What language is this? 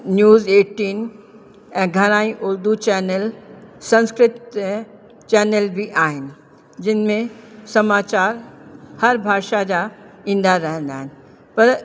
Sindhi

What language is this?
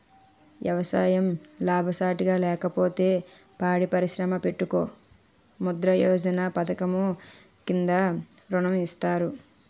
Telugu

